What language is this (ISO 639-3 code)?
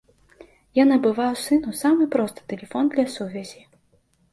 bel